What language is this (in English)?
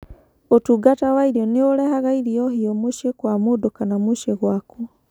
Kikuyu